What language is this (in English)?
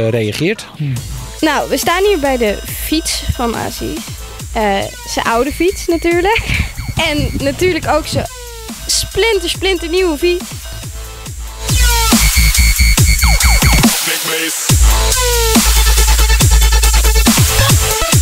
Dutch